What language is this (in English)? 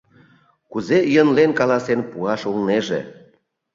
Mari